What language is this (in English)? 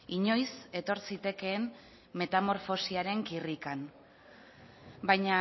Basque